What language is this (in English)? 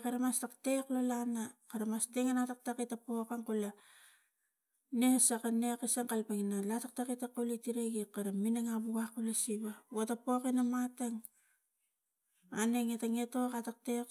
Tigak